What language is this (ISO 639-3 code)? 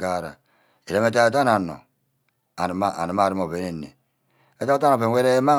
byc